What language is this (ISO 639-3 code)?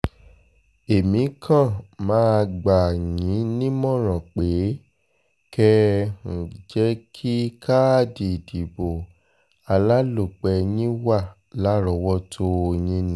yor